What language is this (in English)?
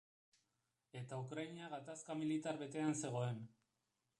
Basque